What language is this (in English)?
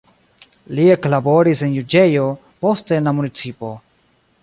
Esperanto